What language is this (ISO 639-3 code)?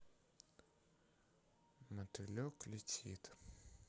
rus